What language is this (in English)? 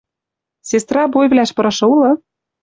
Western Mari